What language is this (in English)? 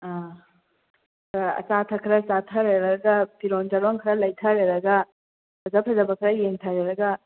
Manipuri